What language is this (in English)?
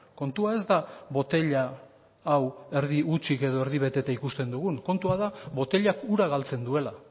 Basque